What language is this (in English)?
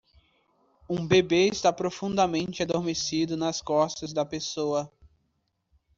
Portuguese